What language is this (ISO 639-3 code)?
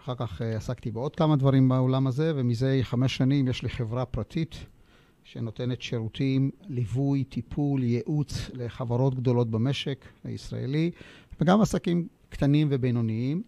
heb